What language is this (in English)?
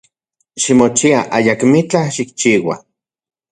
Central Puebla Nahuatl